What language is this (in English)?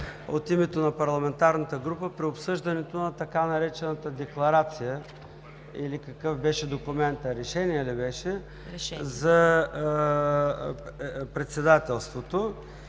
Bulgarian